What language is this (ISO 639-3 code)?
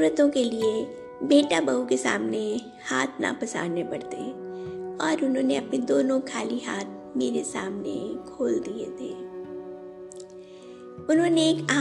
hin